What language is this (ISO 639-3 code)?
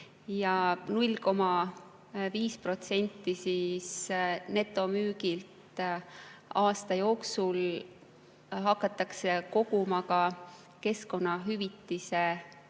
est